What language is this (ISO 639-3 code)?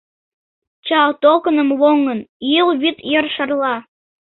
chm